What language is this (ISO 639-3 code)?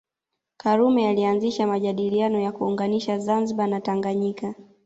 swa